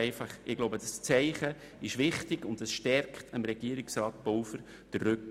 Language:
Swiss German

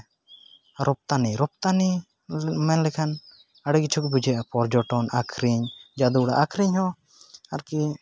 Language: Santali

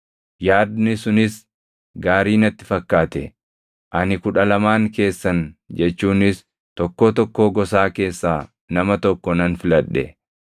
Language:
Oromo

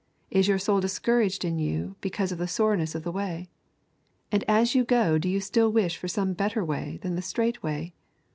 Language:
English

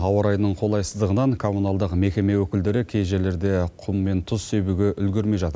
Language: Kazakh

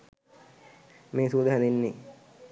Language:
Sinhala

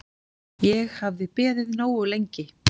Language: Icelandic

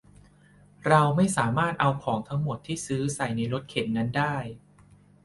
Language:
Thai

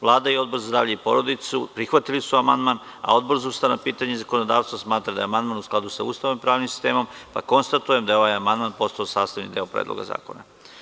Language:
Serbian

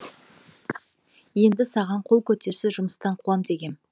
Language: Kazakh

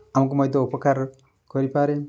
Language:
Odia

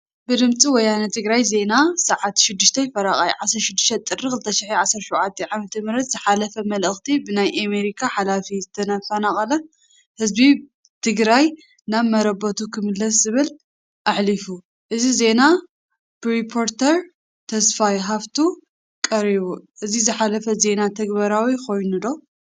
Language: Tigrinya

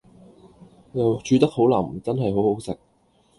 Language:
Cantonese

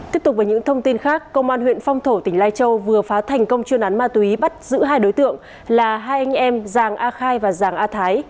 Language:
Vietnamese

